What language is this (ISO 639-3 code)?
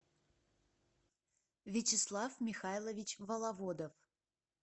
rus